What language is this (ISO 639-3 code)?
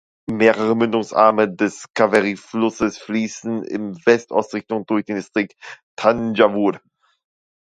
deu